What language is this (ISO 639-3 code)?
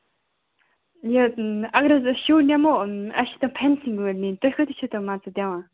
kas